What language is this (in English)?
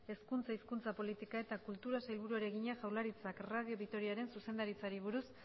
Basque